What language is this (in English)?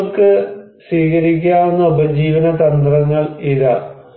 Malayalam